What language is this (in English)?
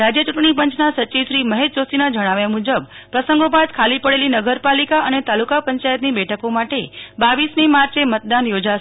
Gujarati